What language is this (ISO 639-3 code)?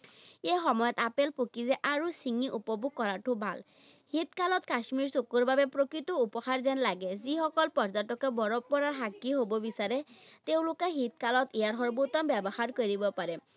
asm